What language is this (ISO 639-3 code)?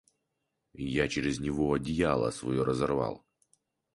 rus